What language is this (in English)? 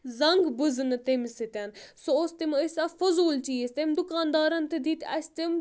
Kashmiri